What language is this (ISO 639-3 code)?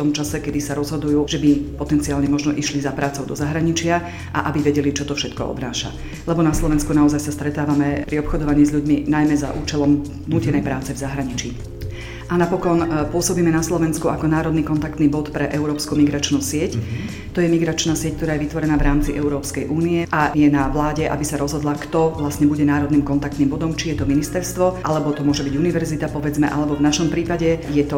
slk